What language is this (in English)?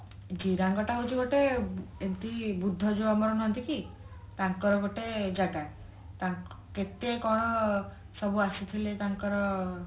Odia